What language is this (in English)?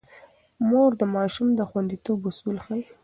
Pashto